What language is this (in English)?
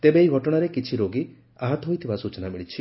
Odia